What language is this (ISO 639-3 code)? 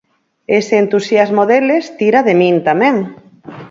glg